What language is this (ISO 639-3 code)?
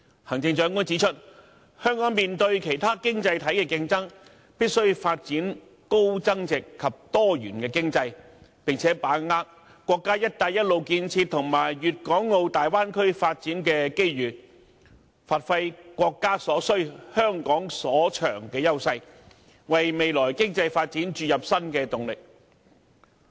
yue